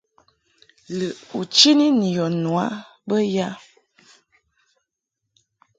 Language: Mungaka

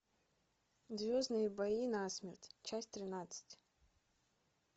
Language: Russian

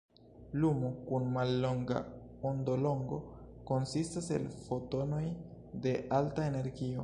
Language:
Esperanto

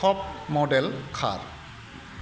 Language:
Bodo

